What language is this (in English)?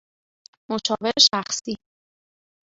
Persian